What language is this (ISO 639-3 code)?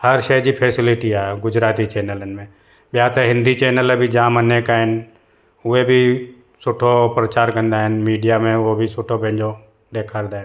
snd